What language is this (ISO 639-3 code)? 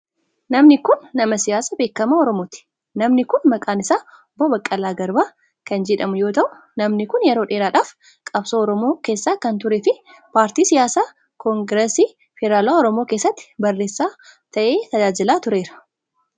orm